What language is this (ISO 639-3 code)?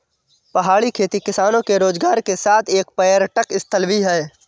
hin